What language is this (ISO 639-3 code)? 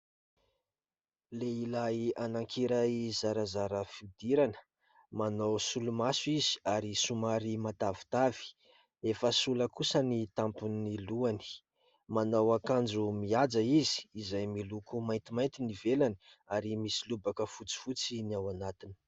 mlg